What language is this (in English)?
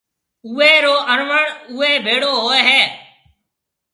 Marwari (Pakistan)